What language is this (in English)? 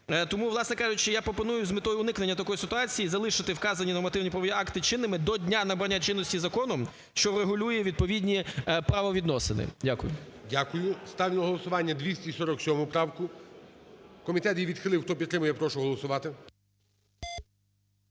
Ukrainian